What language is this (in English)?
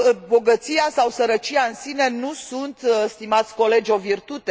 Romanian